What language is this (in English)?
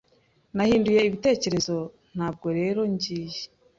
Kinyarwanda